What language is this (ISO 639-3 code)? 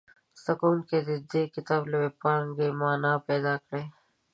pus